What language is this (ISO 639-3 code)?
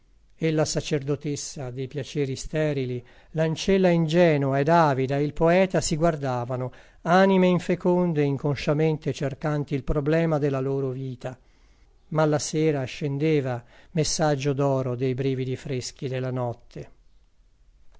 ita